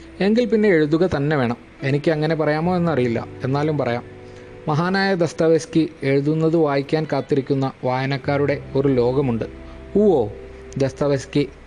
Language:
Malayalam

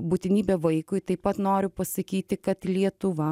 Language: Lithuanian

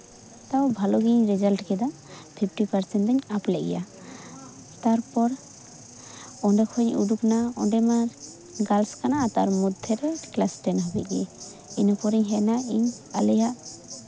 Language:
Santali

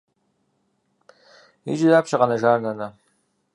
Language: Kabardian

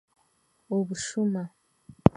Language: Chiga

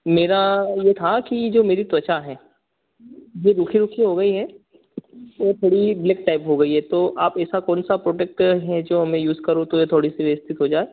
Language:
Hindi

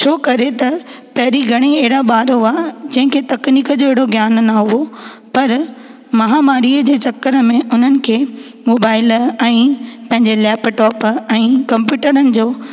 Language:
Sindhi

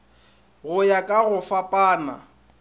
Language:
Northern Sotho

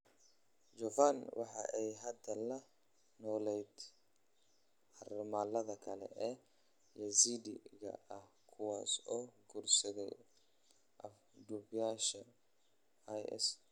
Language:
Somali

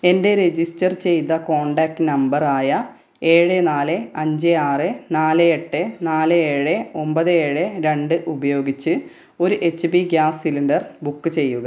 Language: Malayalam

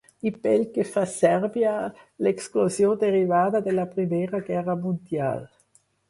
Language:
Catalan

